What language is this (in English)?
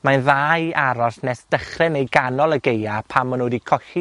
Welsh